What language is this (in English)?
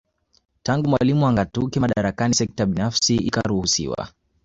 Swahili